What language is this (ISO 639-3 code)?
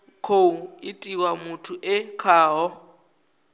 ven